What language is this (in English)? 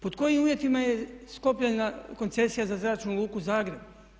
Croatian